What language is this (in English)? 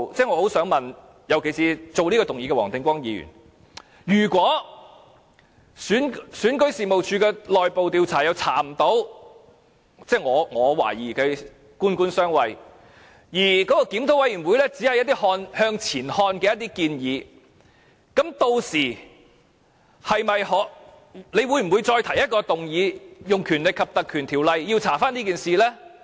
Cantonese